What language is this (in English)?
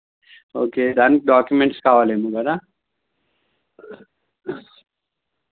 Telugu